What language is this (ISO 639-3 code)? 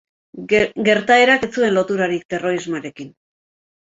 eus